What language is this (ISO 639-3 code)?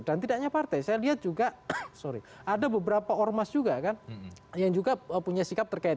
ind